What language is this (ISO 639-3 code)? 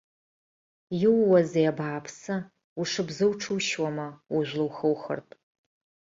abk